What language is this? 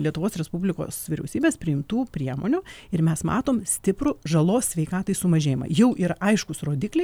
Lithuanian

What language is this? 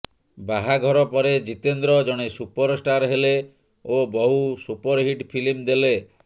Odia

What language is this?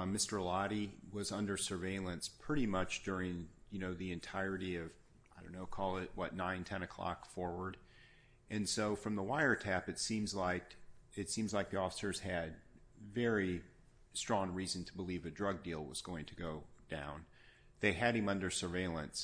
English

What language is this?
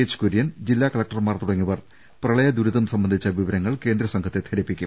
Malayalam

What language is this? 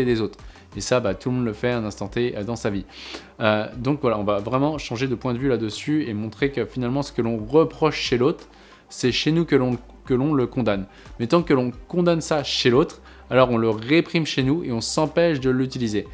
French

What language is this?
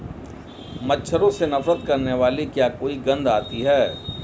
Hindi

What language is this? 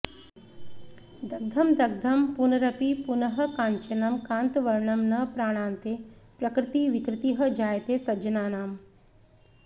Sanskrit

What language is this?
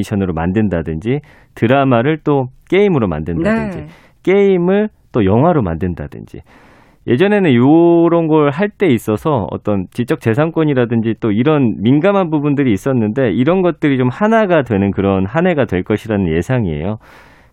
Korean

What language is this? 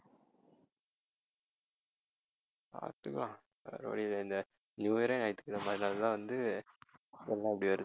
Tamil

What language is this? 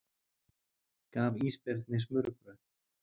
Icelandic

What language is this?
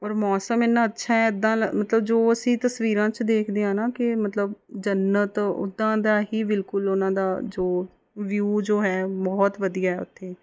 Punjabi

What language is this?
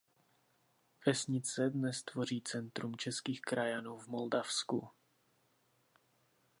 Czech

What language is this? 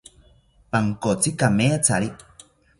South Ucayali Ashéninka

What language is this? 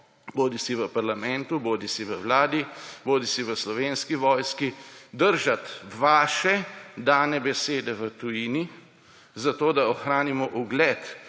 Slovenian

